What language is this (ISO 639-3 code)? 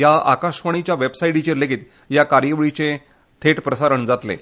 kok